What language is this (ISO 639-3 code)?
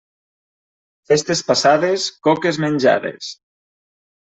cat